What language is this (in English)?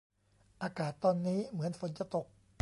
Thai